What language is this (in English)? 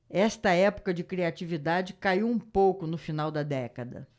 Portuguese